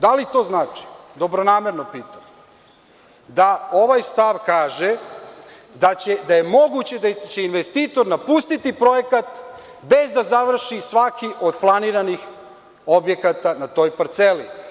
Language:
Serbian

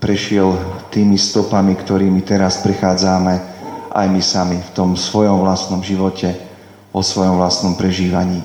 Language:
Slovak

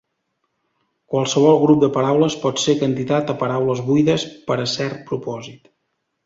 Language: Catalan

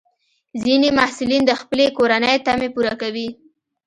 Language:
Pashto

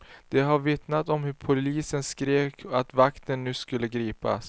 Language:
Swedish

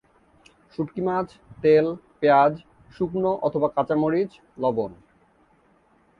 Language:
Bangla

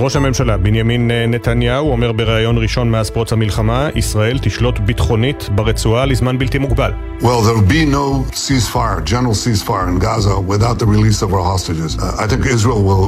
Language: Hebrew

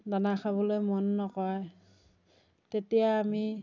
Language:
Assamese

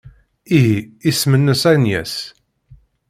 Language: Kabyle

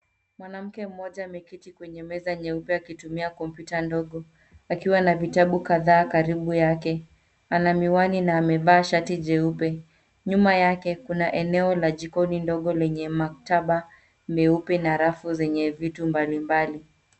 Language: Swahili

